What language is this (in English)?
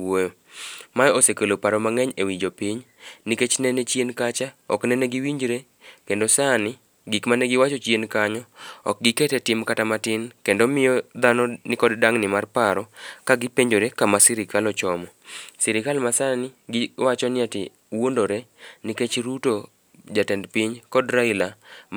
Luo (Kenya and Tanzania)